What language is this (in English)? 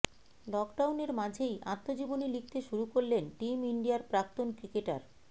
Bangla